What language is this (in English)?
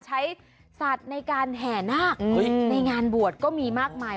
Thai